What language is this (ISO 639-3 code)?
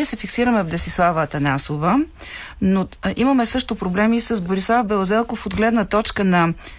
bul